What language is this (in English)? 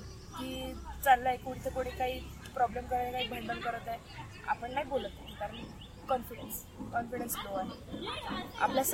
Marathi